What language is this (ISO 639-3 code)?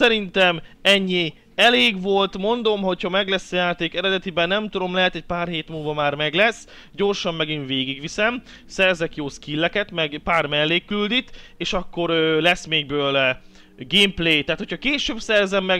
hun